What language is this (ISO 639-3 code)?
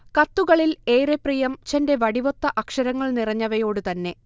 mal